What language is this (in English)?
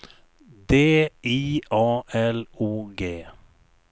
Swedish